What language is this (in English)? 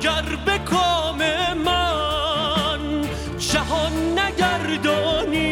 Persian